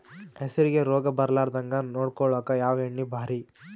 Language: Kannada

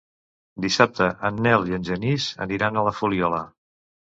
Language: Catalan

